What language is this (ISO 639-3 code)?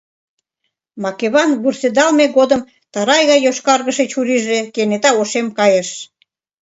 chm